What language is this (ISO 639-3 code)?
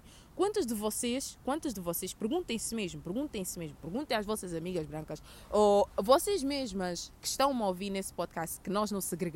por